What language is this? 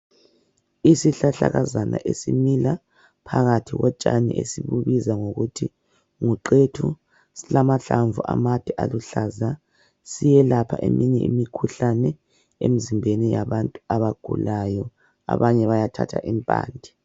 North Ndebele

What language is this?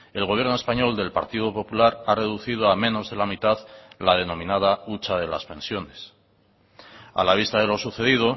Spanish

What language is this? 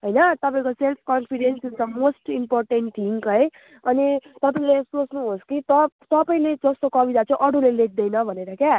Nepali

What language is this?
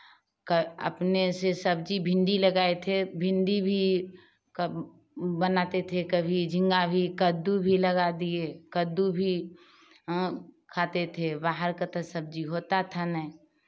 Hindi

